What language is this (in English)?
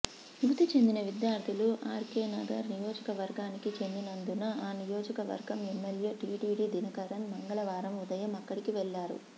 Telugu